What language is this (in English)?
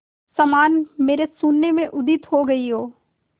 Hindi